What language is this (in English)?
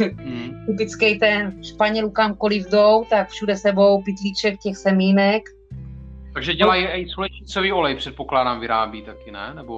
Czech